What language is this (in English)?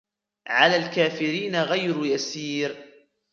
Arabic